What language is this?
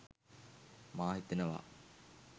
Sinhala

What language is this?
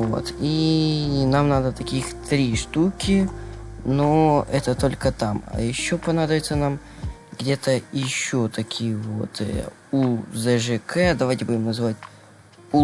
Russian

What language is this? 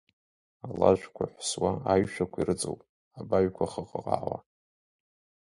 Abkhazian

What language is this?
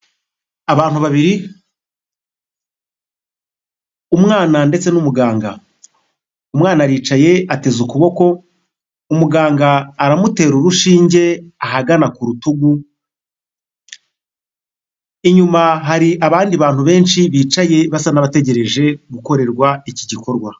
Kinyarwanda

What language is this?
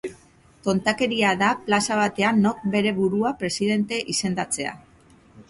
Basque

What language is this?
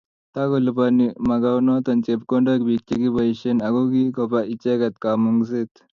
Kalenjin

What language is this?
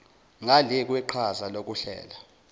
Zulu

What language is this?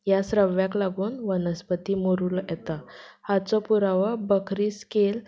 Konkani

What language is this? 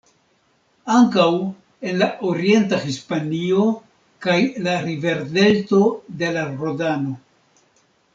Esperanto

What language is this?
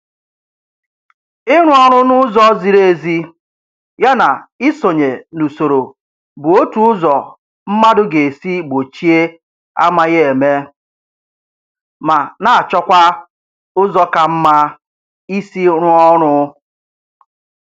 Igbo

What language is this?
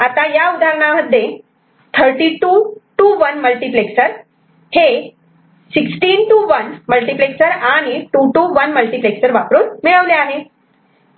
Marathi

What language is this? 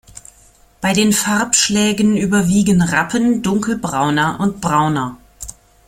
German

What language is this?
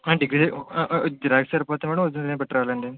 Telugu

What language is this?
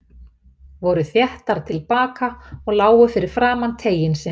Icelandic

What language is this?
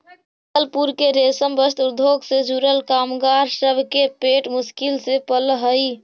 Magahi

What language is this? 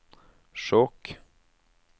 Norwegian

